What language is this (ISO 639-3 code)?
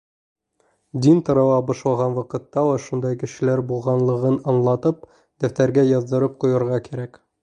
bak